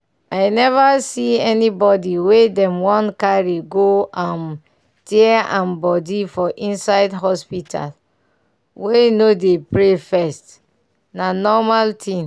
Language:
Nigerian Pidgin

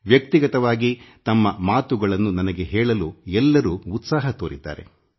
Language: Kannada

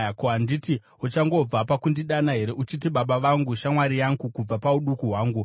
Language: Shona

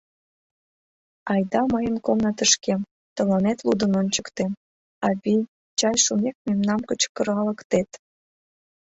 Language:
Mari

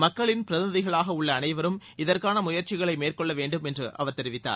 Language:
Tamil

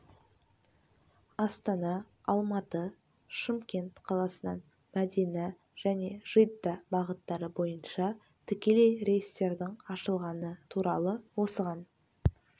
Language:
Kazakh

